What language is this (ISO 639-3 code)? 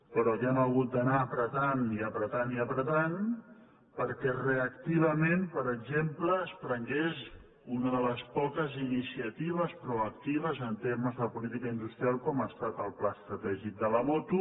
cat